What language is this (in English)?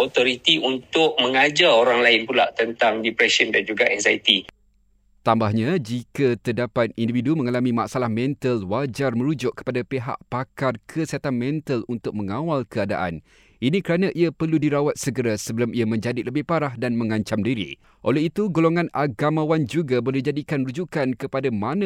Malay